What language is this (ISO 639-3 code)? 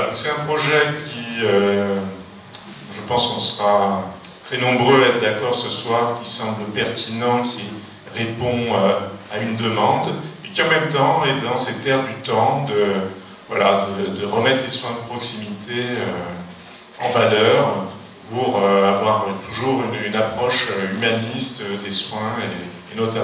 fra